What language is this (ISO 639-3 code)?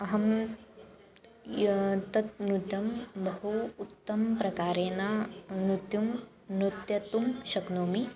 san